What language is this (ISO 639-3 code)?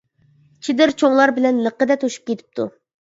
uig